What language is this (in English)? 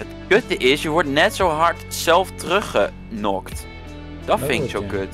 Dutch